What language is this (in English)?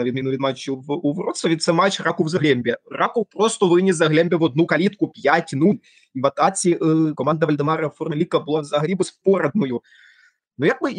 Ukrainian